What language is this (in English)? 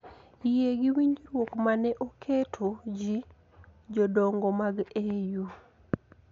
Luo (Kenya and Tanzania)